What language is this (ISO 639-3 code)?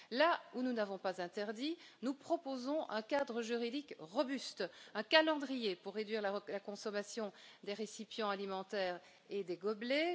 fra